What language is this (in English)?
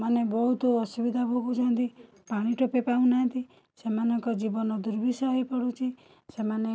Odia